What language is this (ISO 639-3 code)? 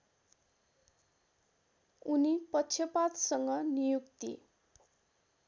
nep